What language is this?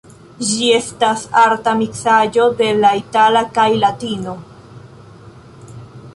Esperanto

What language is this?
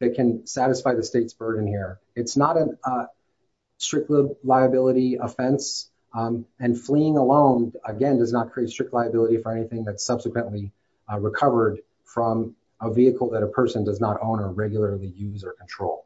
English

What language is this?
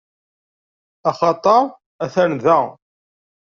Kabyle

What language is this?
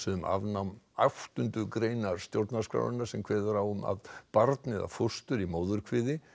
Icelandic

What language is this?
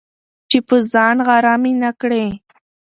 Pashto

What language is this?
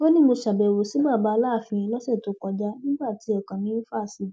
Yoruba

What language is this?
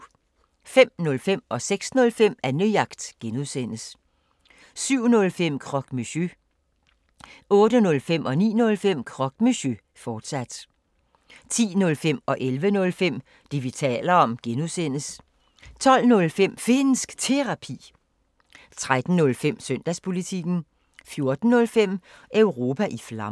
Danish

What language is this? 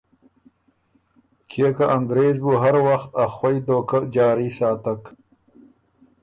Ormuri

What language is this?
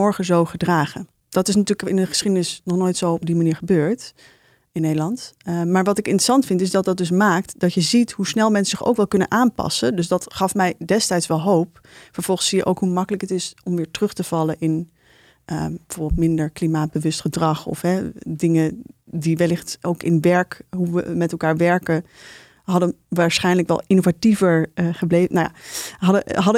Dutch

